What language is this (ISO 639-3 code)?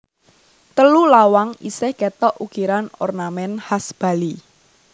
jav